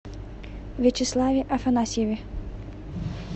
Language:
Russian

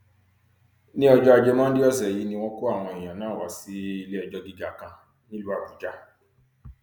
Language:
Yoruba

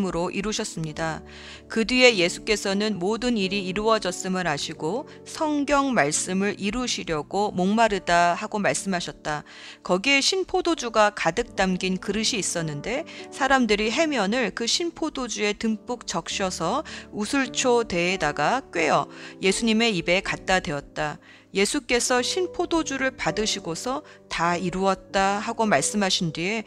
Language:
Korean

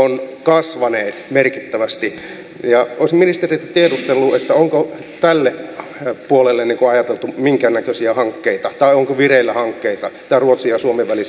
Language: Finnish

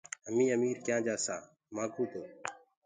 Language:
Gurgula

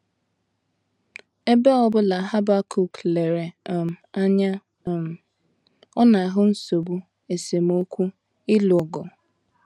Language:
Igbo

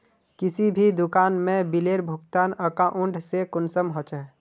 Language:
Magahi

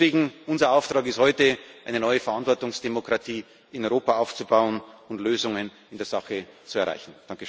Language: German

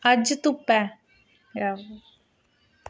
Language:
Dogri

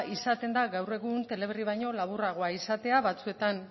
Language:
Basque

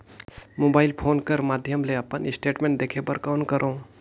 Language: Chhattisgarhi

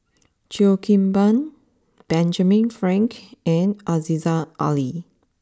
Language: English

